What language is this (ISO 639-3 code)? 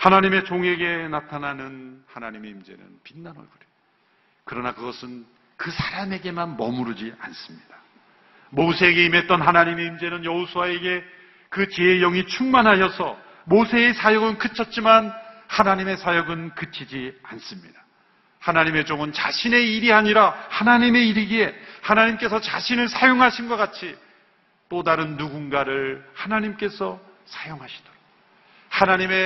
kor